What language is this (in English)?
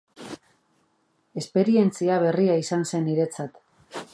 Basque